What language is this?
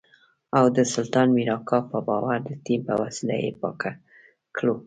Pashto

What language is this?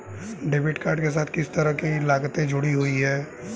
Hindi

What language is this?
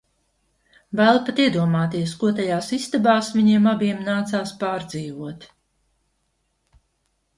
Latvian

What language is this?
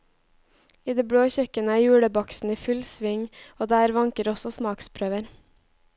Norwegian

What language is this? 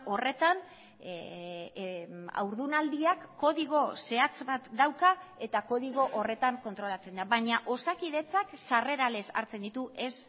Basque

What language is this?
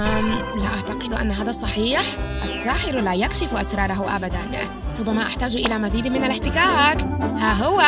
Arabic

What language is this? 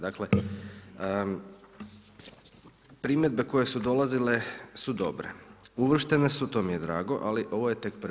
Croatian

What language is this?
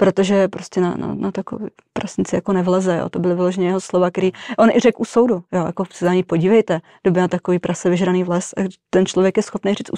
Czech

